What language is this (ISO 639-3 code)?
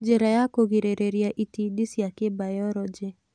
kik